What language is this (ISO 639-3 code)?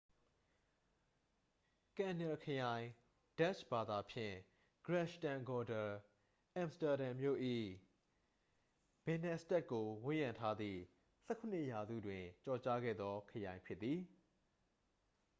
mya